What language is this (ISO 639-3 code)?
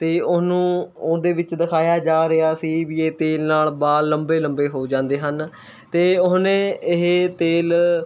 pan